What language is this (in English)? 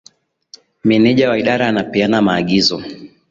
Swahili